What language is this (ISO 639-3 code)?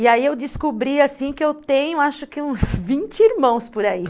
por